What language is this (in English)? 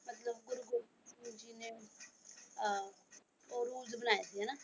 Punjabi